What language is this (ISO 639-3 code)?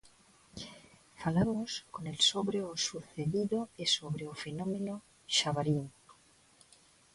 glg